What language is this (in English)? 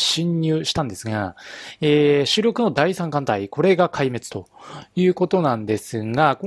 Japanese